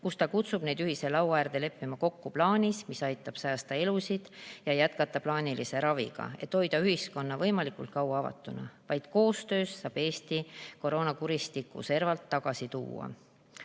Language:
Estonian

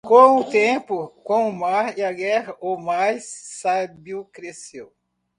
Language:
Portuguese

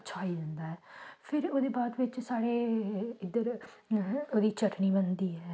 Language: Dogri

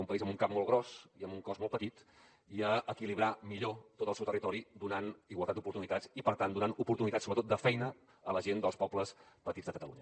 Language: Catalan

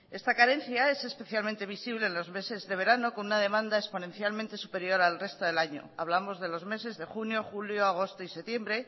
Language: Spanish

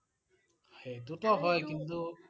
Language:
Assamese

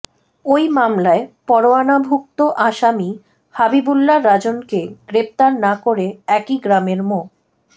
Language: Bangla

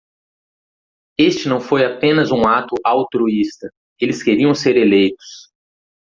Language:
Portuguese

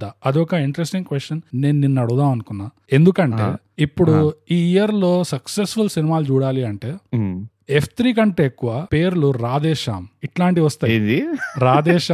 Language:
Telugu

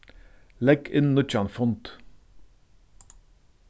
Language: Faroese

